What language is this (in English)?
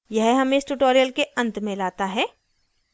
Hindi